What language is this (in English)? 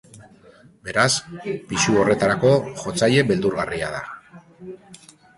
Basque